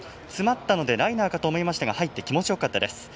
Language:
Japanese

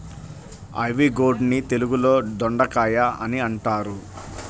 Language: Telugu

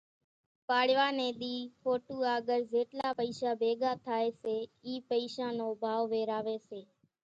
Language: Kachi Koli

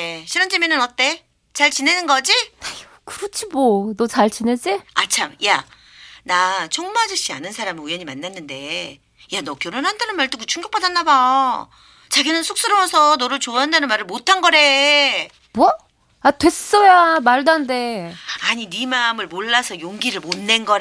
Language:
Korean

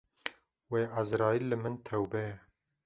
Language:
Kurdish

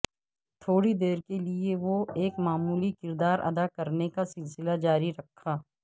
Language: Urdu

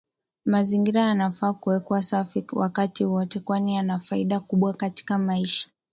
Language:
Swahili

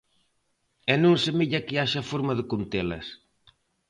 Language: Galician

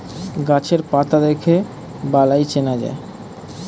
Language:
Bangla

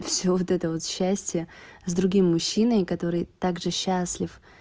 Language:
Russian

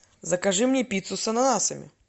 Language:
Russian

